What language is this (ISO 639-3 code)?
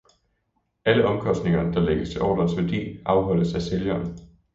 dan